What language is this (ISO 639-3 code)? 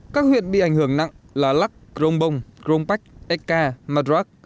vie